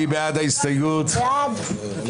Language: Hebrew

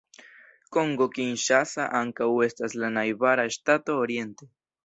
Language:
Esperanto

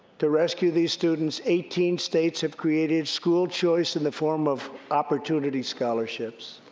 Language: English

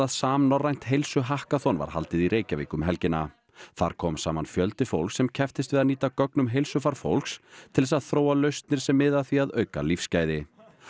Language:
Icelandic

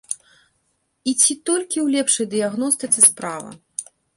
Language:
Belarusian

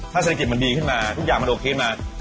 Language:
Thai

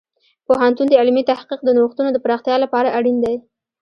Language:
Pashto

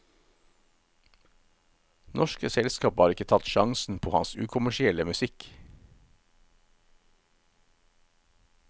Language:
Norwegian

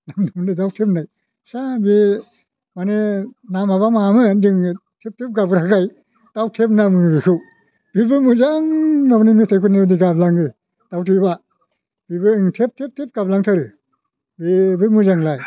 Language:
Bodo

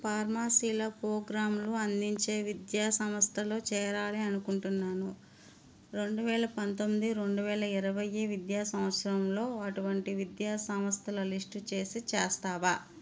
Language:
Telugu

